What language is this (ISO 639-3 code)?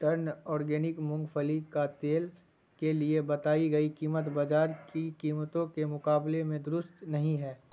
urd